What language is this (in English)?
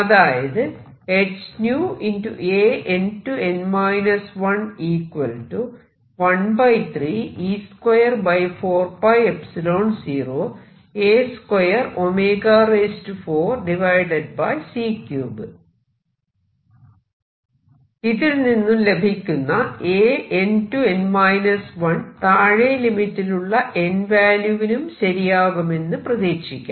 Malayalam